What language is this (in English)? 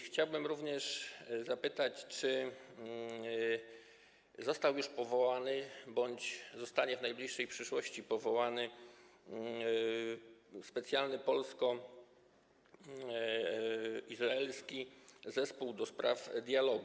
Polish